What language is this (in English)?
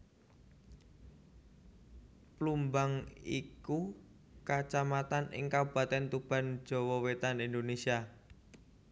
Javanese